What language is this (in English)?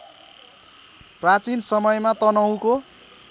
Nepali